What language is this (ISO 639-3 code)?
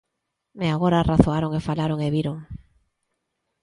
glg